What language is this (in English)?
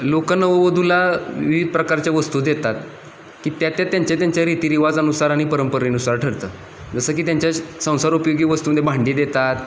Marathi